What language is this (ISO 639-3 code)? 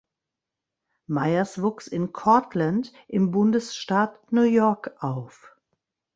deu